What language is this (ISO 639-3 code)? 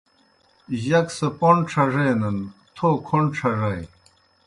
plk